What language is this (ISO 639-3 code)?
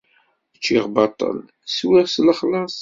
kab